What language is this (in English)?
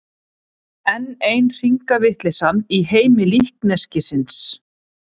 Icelandic